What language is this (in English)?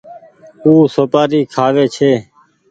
Goaria